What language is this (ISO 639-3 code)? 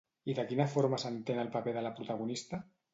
cat